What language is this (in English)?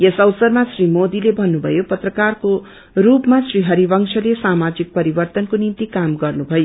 Nepali